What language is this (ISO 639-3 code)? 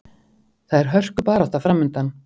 isl